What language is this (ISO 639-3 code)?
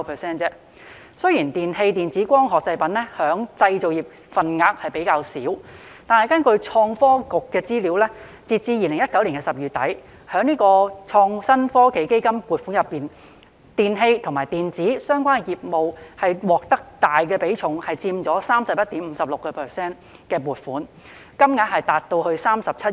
yue